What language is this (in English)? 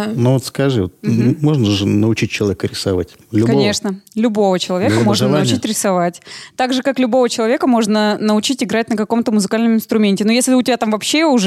Russian